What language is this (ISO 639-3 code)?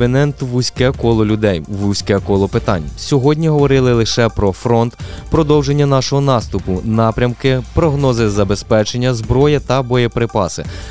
ukr